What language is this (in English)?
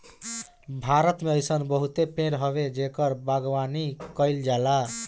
Bhojpuri